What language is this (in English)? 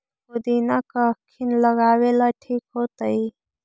Magahi